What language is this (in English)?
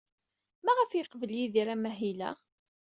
Kabyle